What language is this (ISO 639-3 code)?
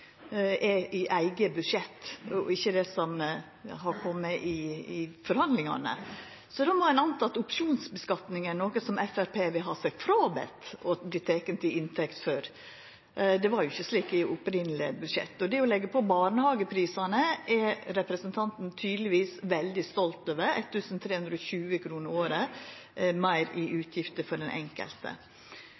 nno